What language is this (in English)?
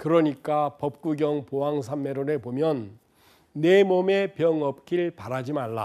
Korean